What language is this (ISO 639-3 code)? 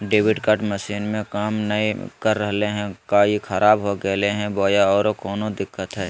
mag